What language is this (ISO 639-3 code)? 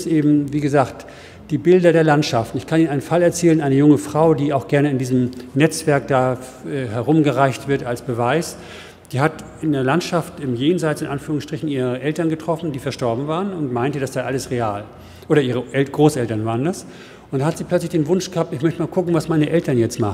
deu